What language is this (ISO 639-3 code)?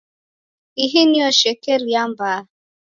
dav